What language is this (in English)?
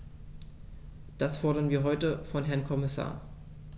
German